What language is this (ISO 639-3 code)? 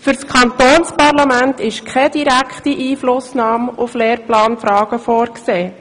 gsw